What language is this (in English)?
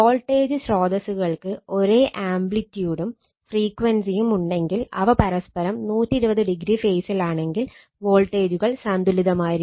Malayalam